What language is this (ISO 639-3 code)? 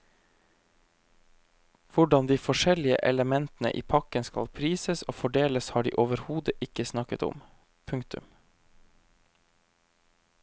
nor